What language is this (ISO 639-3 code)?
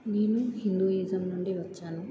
tel